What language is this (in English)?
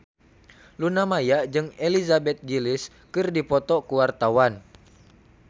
Sundanese